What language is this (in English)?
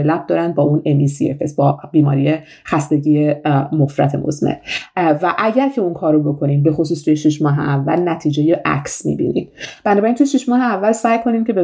Persian